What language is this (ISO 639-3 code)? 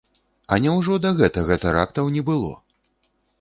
bel